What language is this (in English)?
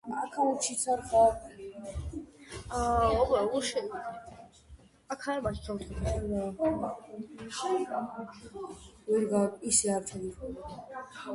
Georgian